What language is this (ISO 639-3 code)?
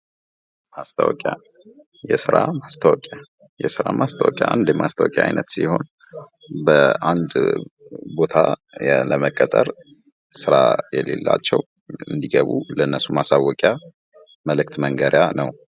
amh